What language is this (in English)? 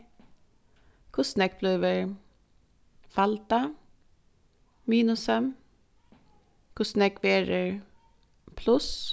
Faroese